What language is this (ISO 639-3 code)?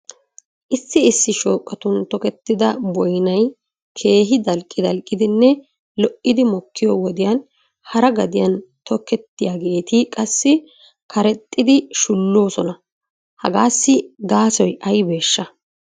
wal